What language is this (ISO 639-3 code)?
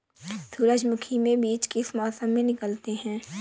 hin